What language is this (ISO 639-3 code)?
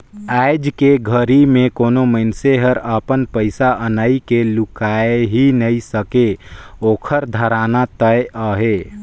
hne